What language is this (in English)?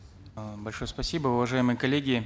Kazakh